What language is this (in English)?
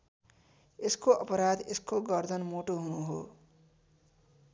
Nepali